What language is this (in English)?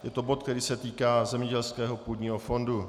Czech